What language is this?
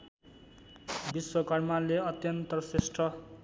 Nepali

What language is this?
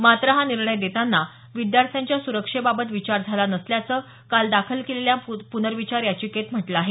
Marathi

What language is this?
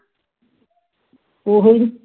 Punjabi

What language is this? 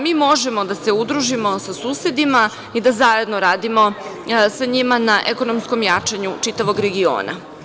Serbian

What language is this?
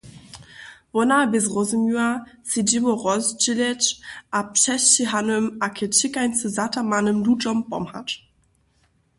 Upper Sorbian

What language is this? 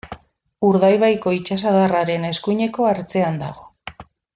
Basque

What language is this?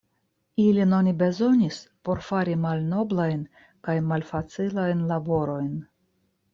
Esperanto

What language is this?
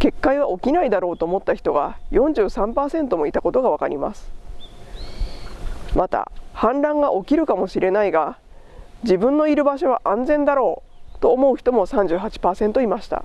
Japanese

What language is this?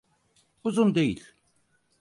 Turkish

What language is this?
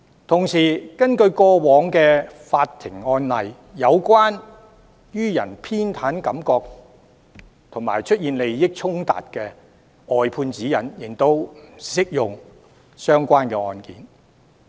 Cantonese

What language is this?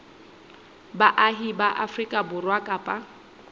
Southern Sotho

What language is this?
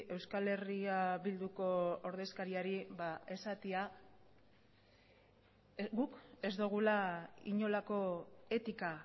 Basque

